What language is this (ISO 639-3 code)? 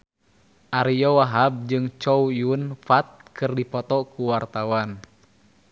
sun